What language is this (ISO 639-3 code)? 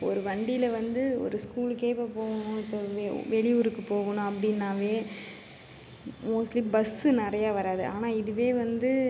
tam